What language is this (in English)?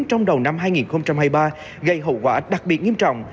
Vietnamese